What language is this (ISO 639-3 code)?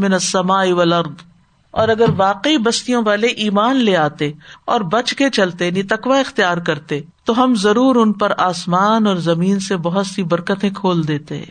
urd